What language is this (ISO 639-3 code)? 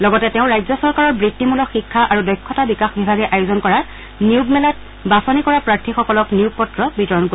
asm